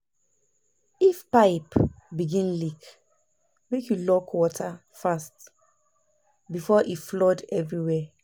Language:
Nigerian Pidgin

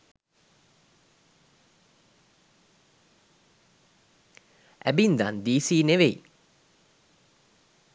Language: Sinhala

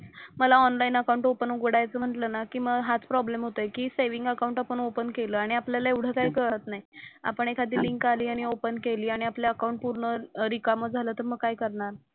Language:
Marathi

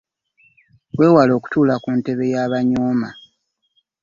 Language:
Ganda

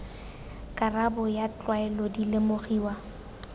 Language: Tswana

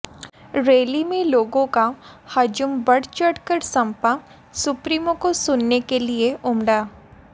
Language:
Hindi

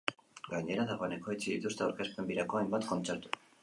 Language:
Basque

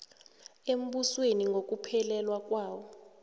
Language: South Ndebele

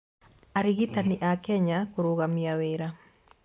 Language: Kikuyu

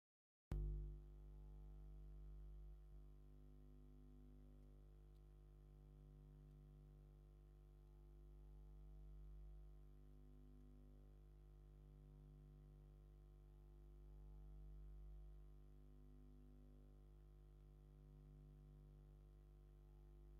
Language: Tigrinya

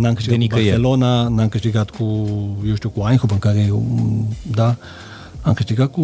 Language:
Romanian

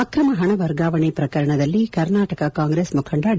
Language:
Kannada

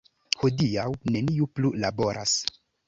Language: Esperanto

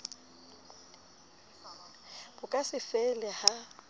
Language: Southern Sotho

